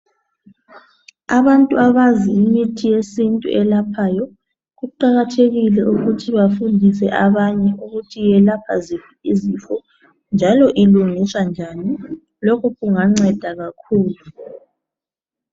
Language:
North Ndebele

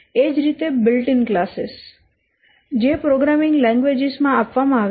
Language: Gujarati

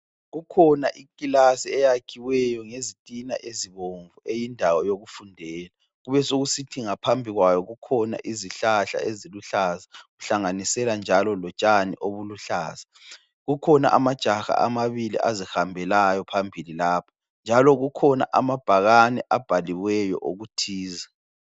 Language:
North Ndebele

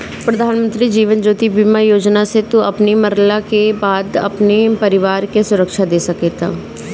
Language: Bhojpuri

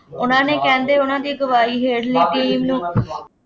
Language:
Punjabi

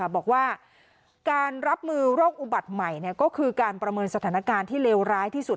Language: Thai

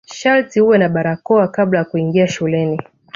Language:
Swahili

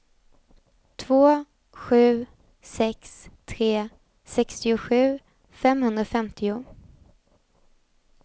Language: Swedish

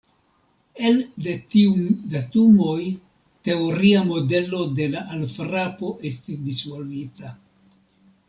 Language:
Esperanto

